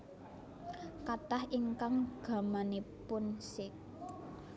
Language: Javanese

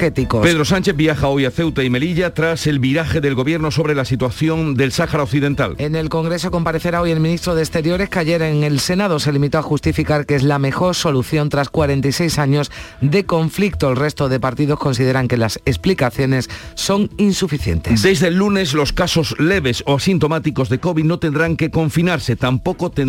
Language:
Spanish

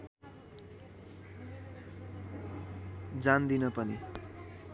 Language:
Nepali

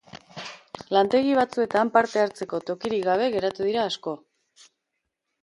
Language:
Basque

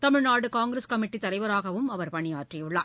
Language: Tamil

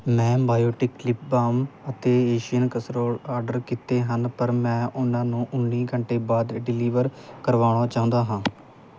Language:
Punjabi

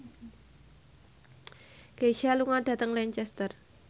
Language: Javanese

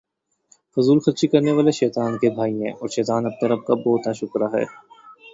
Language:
Urdu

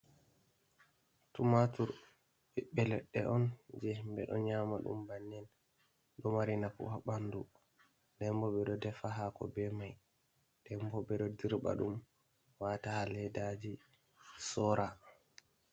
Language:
Fula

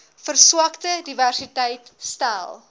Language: Afrikaans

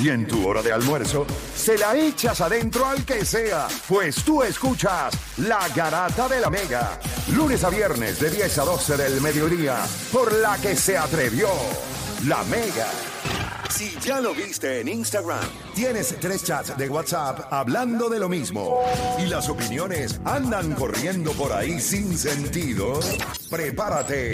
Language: Spanish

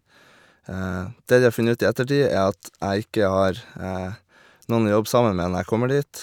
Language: Norwegian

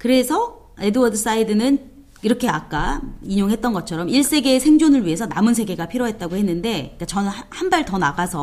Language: Korean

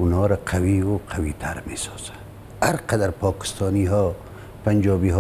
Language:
Persian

